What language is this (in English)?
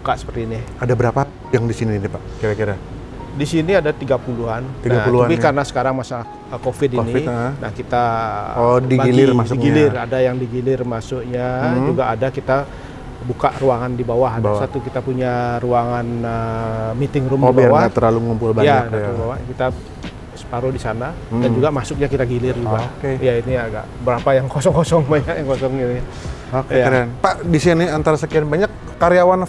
Indonesian